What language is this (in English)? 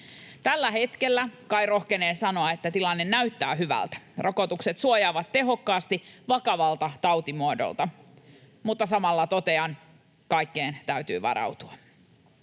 Finnish